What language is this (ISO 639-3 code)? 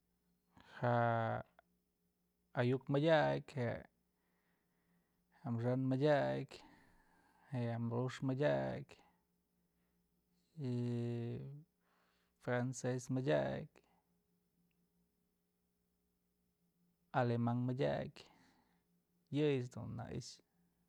mzl